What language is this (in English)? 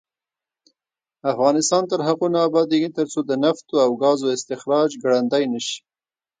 Pashto